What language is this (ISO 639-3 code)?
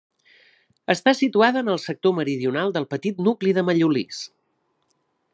cat